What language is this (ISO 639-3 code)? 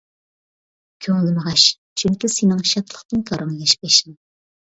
uig